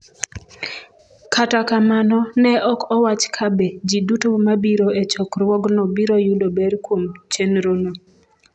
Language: Luo (Kenya and Tanzania)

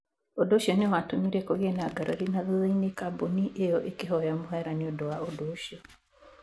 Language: Kikuyu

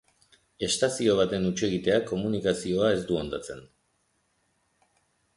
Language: Basque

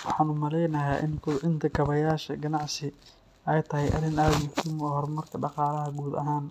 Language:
Somali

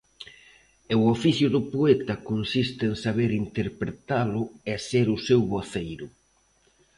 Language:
Galician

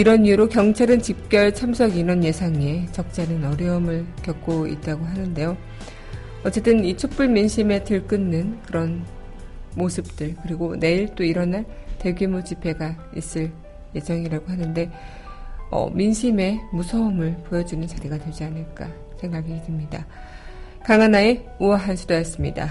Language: Korean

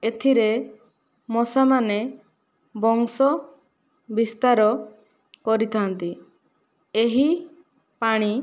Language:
Odia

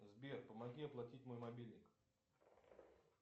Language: Russian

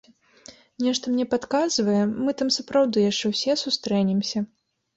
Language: Belarusian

